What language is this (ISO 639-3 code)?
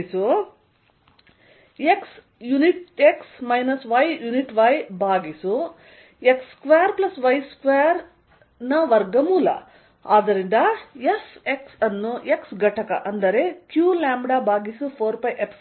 kan